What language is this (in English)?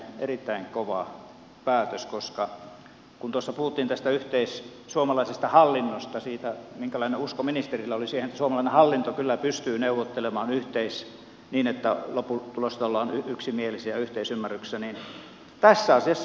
Finnish